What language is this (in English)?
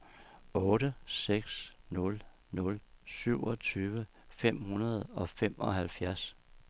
Danish